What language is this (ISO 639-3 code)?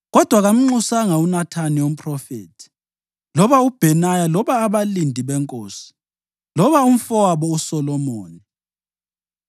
nde